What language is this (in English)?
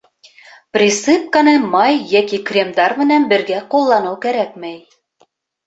Bashkir